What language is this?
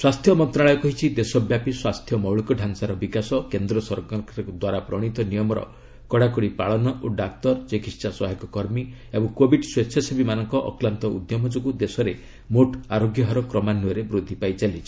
Odia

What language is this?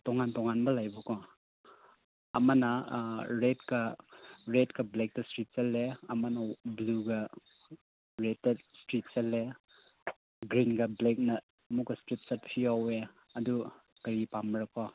Manipuri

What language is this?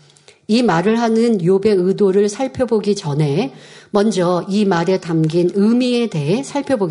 Korean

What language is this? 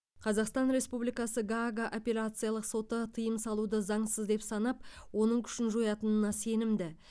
Kazakh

